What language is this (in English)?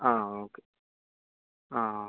Malayalam